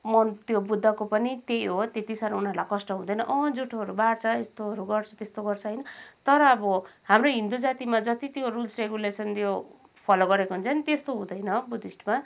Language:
Nepali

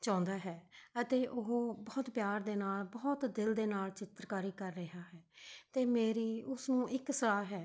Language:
Punjabi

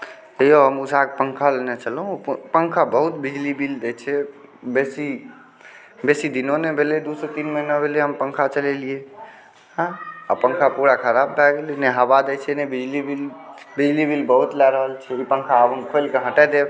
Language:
Maithili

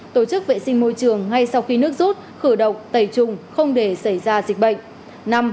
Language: Vietnamese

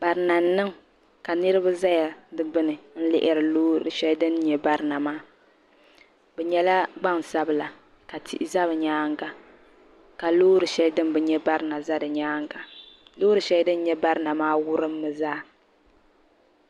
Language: Dagbani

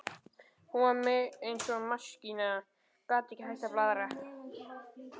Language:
Icelandic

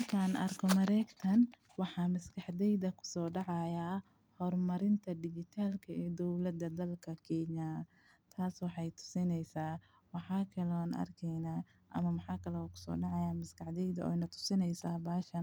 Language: Somali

